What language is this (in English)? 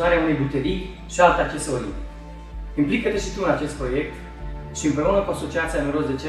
Romanian